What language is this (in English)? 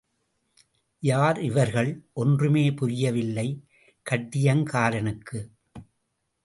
Tamil